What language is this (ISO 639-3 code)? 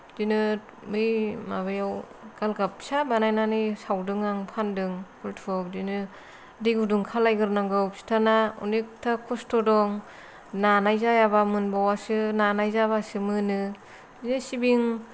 brx